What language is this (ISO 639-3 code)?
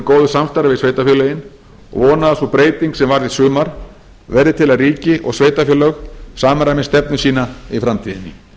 isl